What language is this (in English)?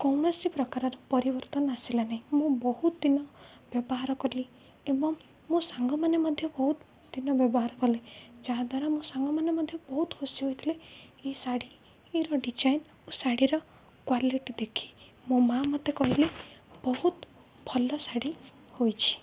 Odia